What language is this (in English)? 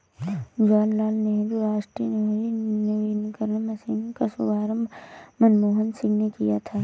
Hindi